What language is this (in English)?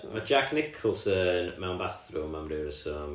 Welsh